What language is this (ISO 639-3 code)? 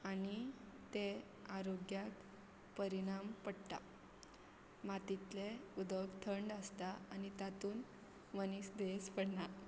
kok